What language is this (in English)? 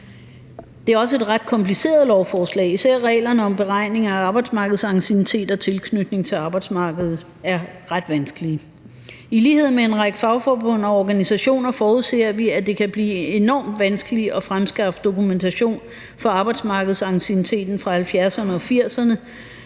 Danish